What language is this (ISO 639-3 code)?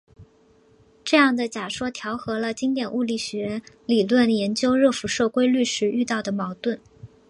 zho